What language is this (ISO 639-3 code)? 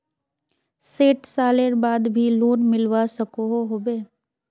mag